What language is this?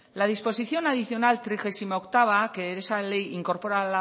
Spanish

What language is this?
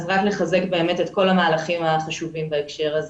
Hebrew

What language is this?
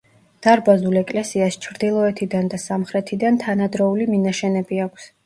Georgian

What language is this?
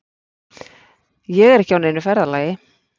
Icelandic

